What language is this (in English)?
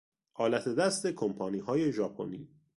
Persian